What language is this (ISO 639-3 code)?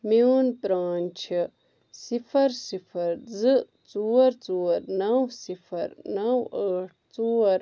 kas